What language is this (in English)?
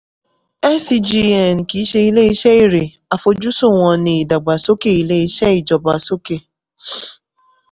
Yoruba